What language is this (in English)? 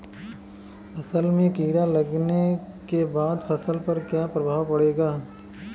Bhojpuri